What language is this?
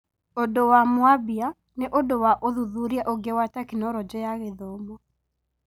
Kikuyu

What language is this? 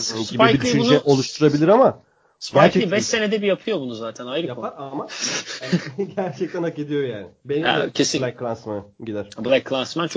Turkish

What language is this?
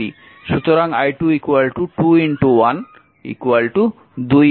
Bangla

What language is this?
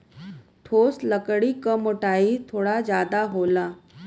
Bhojpuri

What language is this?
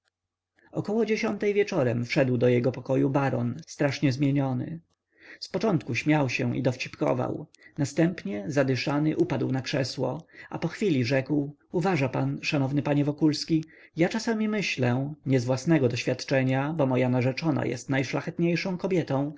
Polish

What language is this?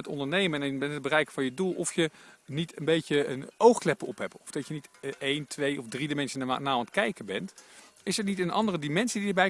Dutch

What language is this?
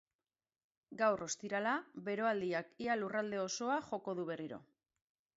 Basque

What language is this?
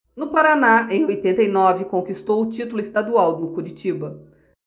Portuguese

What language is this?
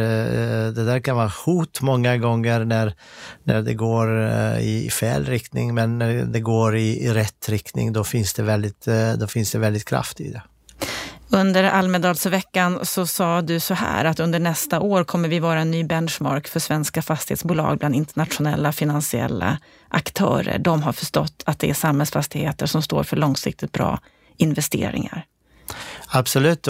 Swedish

